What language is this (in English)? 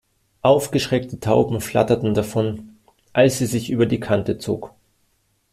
German